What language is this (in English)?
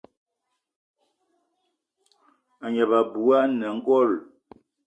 Eton (Cameroon)